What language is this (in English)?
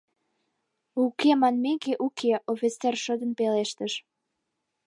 Mari